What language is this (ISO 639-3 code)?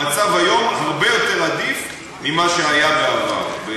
heb